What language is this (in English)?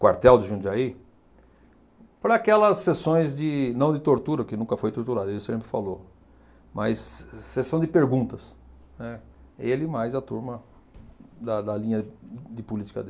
Portuguese